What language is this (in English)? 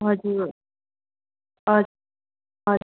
Nepali